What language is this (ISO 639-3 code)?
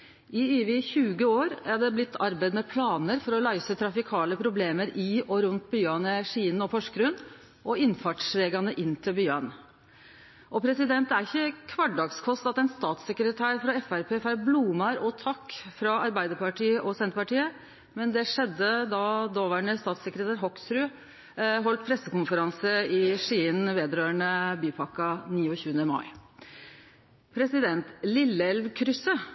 nno